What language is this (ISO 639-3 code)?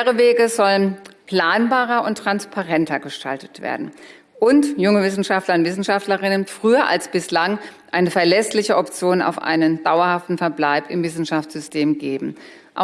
deu